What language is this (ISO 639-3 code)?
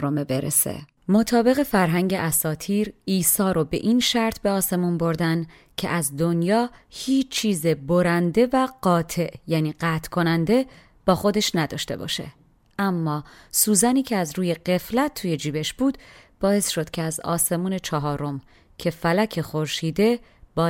fas